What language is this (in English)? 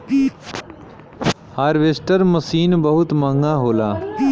Bhojpuri